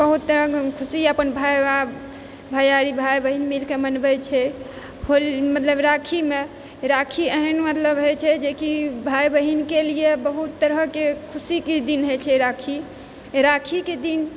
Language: Maithili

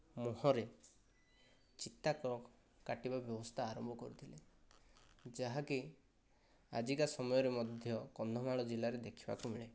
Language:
Odia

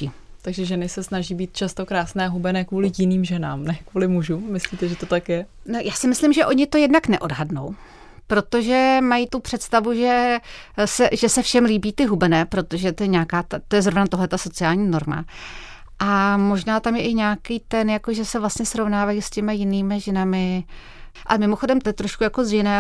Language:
Czech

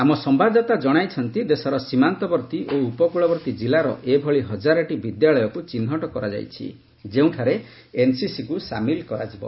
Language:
Odia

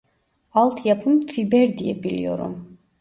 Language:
Turkish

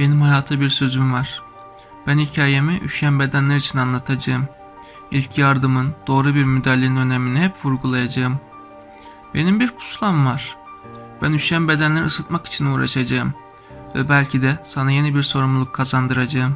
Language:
Turkish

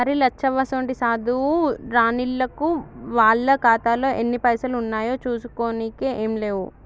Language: Telugu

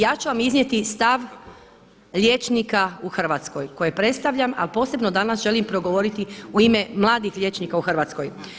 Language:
Croatian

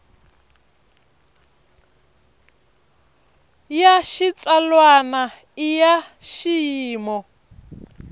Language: Tsonga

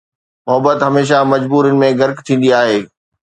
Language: Sindhi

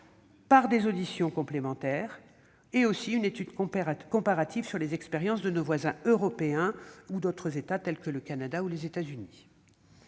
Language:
French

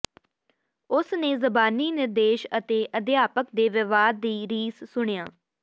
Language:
Punjabi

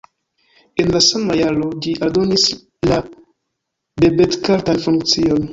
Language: Esperanto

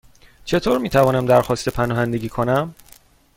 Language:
Persian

